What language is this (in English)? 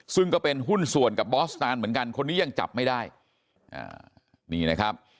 Thai